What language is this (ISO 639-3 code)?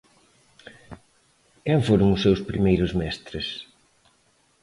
glg